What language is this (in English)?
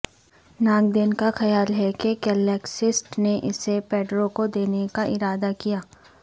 Urdu